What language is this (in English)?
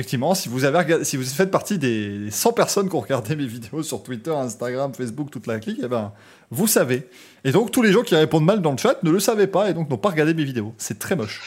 French